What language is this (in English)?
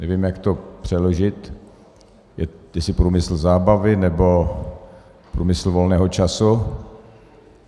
Czech